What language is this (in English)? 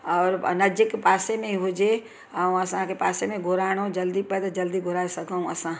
Sindhi